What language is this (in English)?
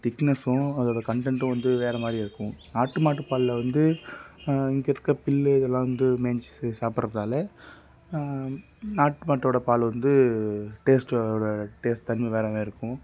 Tamil